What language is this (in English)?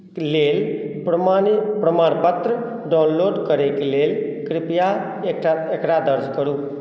Maithili